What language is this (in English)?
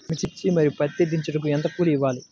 Telugu